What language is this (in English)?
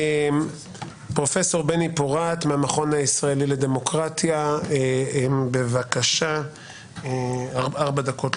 Hebrew